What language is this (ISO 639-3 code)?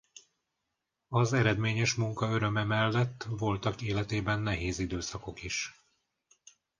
hun